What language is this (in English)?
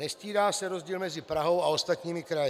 Czech